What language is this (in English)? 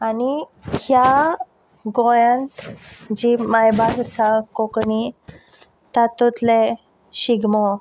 Konkani